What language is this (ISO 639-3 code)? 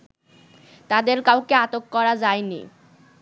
ben